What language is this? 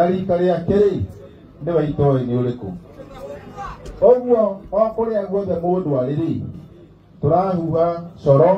Italian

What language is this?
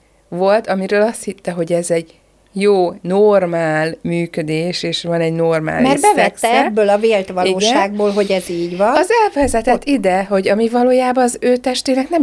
Hungarian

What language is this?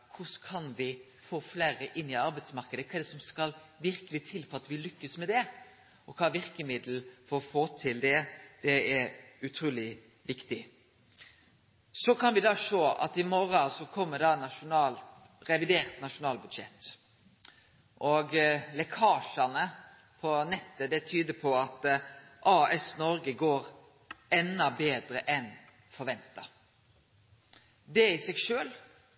Norwegian Nynorsk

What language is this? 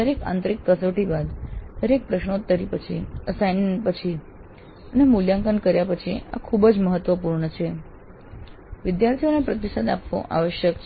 Gujarati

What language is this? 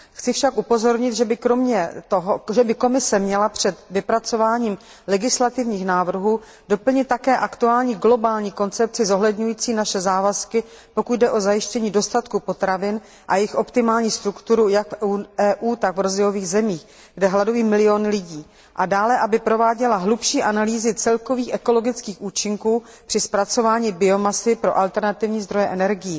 Czech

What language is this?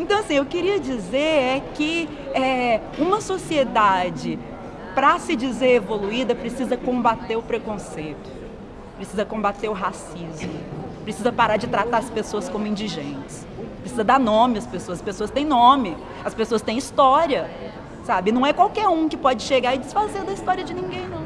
Portuguese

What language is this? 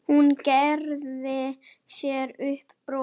Icelandic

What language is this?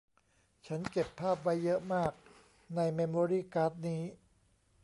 Thai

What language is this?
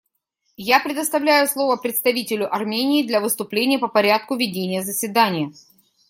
Russian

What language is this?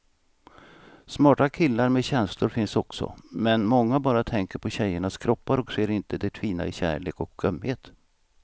Swedish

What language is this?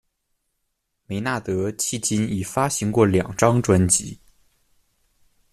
Chinese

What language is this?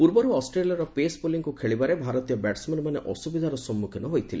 Odia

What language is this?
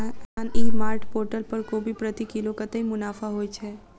Maithili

